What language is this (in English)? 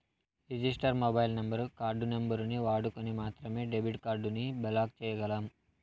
Telugu